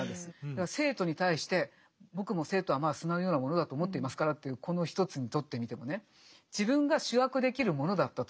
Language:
Japanese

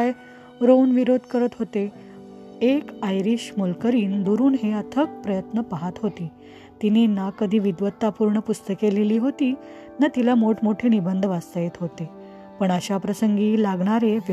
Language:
Marathi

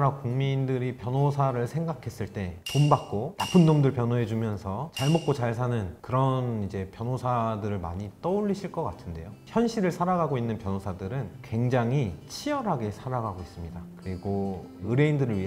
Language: Korean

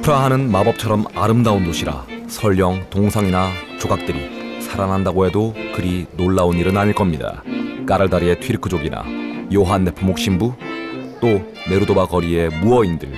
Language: Korean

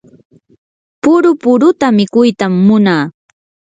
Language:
Yanahuanca Pasco Quechua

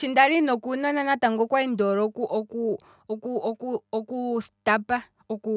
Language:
Kwambi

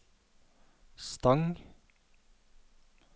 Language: Norwegian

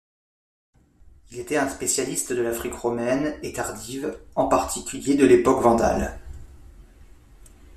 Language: French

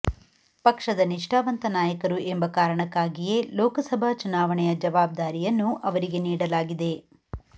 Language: Kannada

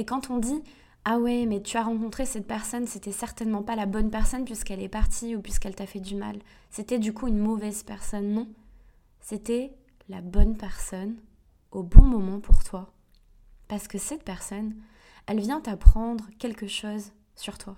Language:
French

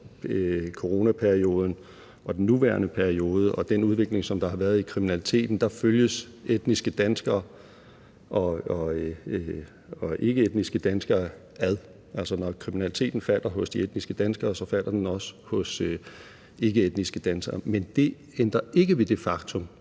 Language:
Danish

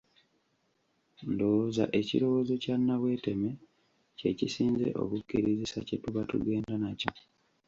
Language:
Ganda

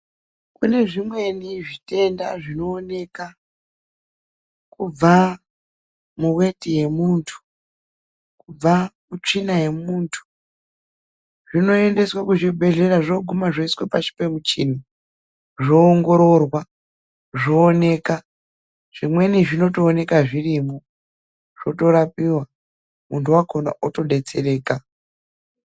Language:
Ndau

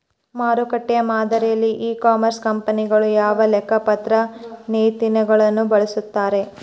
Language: Kannada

